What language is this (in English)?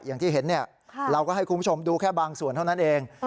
Thai